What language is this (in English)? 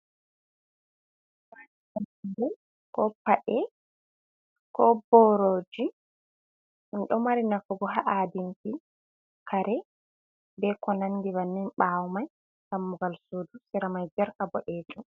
Fula